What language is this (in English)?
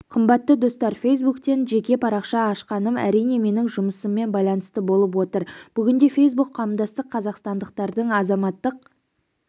Kazakh